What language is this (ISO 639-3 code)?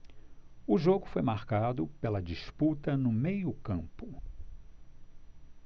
por